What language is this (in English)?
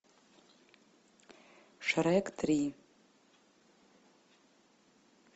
Russian